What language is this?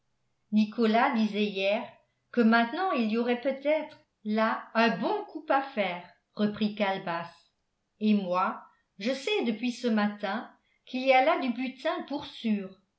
French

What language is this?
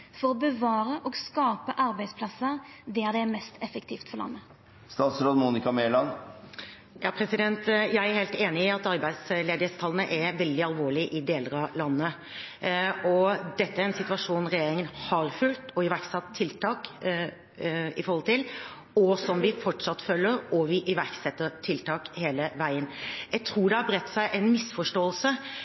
Norwegian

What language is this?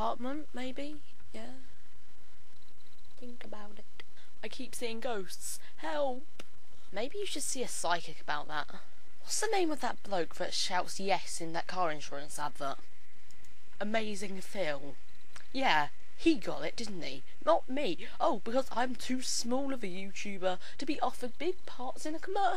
English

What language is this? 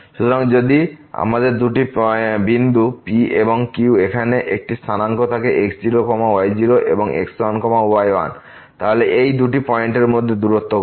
Bangla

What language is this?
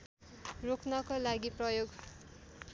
Nepali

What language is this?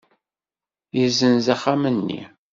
Kabyle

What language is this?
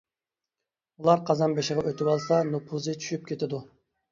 Uyghur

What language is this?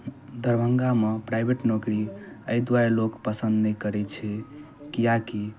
Maithili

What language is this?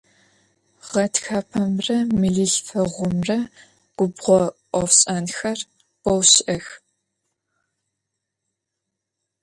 Adyghe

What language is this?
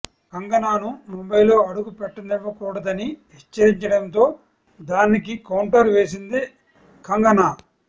Telugu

